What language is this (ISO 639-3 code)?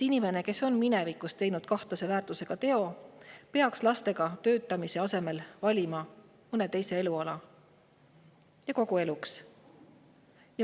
est